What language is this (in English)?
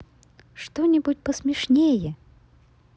Russian